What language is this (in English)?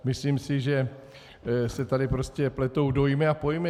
Czech